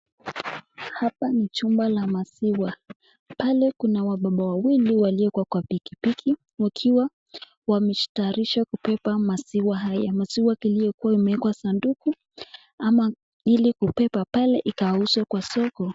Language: Swahili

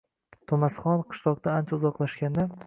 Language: Uzbek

